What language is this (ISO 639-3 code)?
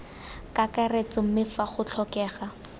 tsn